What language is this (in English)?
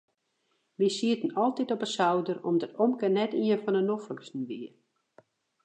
Western Frisian